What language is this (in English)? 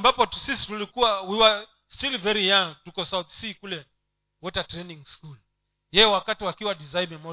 Swahili